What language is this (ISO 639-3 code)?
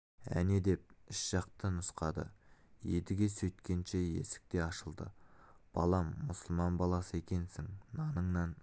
kaz